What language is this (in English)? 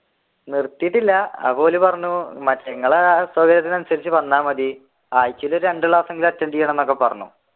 Malayalam